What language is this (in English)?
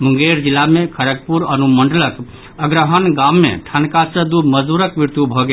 Maithili